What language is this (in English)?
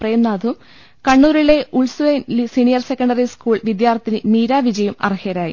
Malayalam